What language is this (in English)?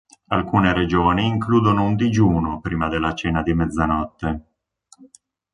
Italian